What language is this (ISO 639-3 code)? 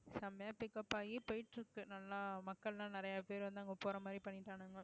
tam